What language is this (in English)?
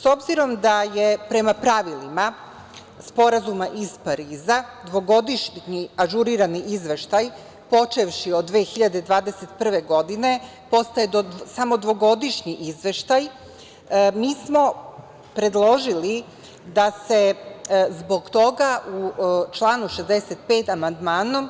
Serbian